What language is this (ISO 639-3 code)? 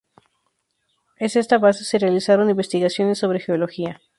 spa